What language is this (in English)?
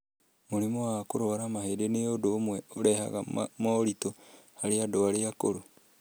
Kikuyu